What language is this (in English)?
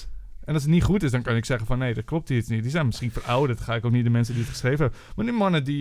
Dutch